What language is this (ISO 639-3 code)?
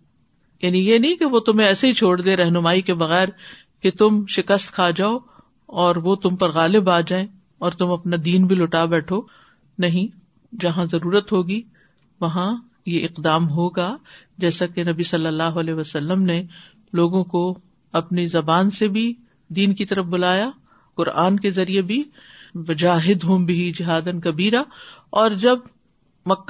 urd